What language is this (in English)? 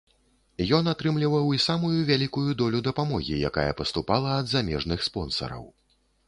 Belarusian